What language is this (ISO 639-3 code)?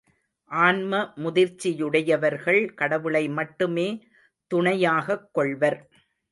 tam